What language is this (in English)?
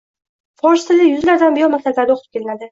Uzbek